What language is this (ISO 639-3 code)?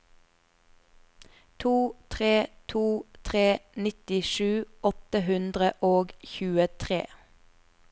nor